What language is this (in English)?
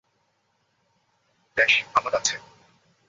Bangla